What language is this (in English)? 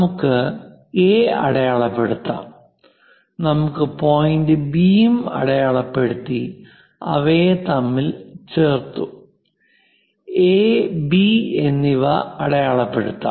Malayalam